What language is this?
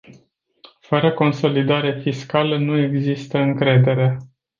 Romanian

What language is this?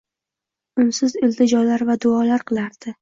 Uzbek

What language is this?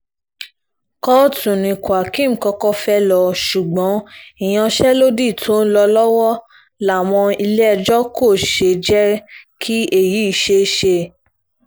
Yoruba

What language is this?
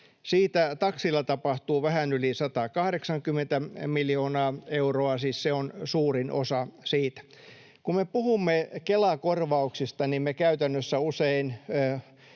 Finnish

